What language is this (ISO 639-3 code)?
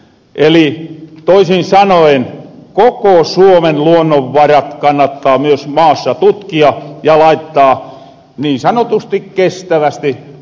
fin